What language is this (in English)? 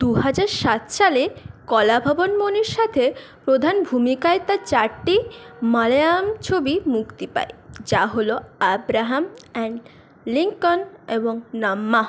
Bangla